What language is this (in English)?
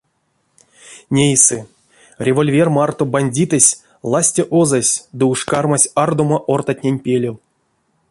Erzya